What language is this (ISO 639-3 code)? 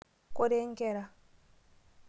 mas